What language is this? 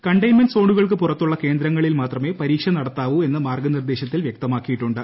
Malayalam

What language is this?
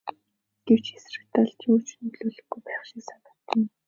Mongolian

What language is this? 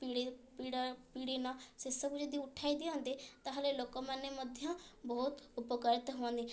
Odia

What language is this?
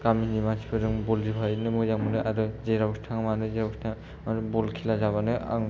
Bodo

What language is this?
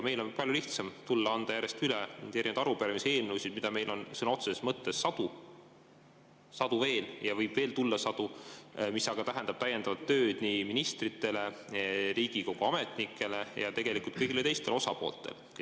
Estonian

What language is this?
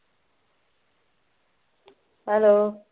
Punjabi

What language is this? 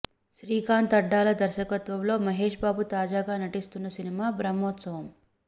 Telugu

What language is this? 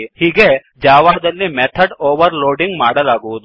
Kannada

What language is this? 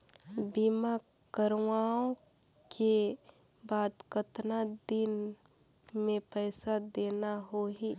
Chhattisgarhi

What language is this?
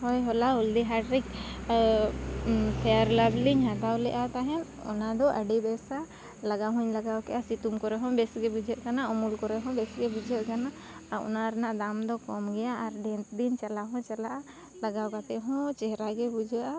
Santali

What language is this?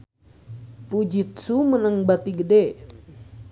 Sundanese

